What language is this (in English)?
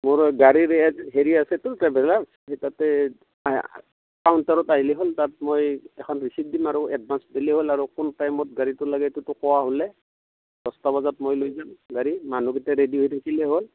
Assamese